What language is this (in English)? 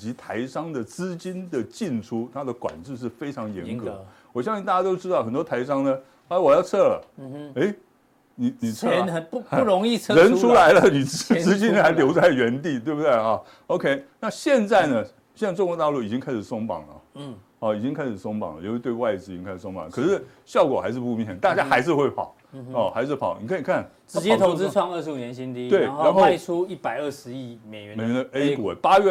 Chinese